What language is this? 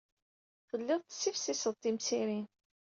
Kabyle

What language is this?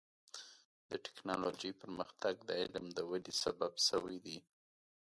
Pashto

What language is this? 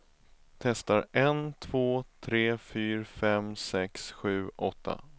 Swedish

